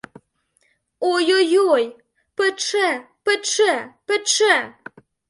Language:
Ukrainian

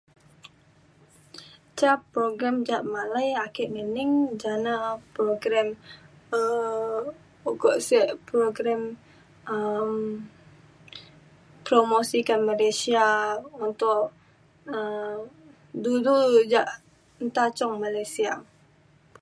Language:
Mainstream Kenyah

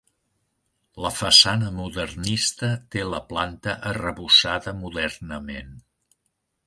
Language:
Catalan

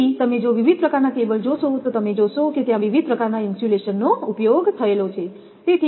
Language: Gujarati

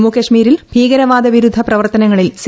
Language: Malayalam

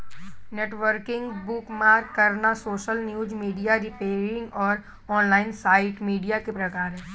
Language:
Hindi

